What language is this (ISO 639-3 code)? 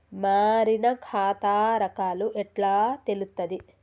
tel